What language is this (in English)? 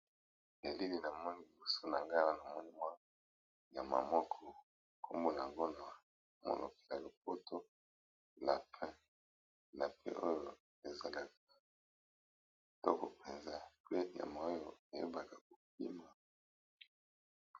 Lingala